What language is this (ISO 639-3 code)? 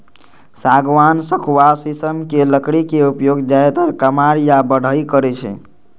mai